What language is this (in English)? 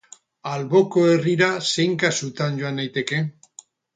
Basque